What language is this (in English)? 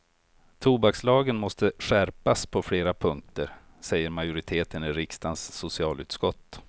Swedish